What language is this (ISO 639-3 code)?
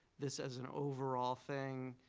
eng